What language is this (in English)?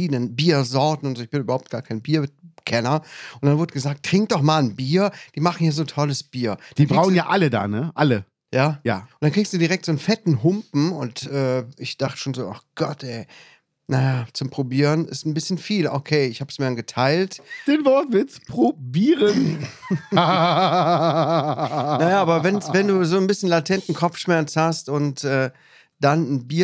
German